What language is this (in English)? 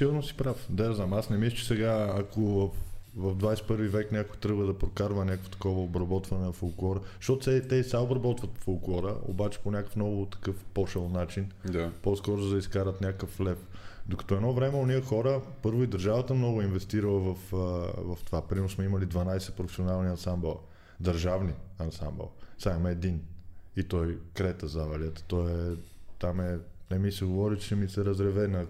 Bulgarian